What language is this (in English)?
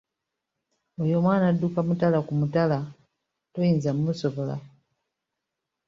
Ganda